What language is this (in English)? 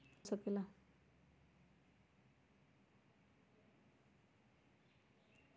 Magahi